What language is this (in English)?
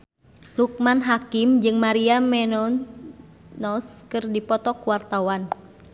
Sundanese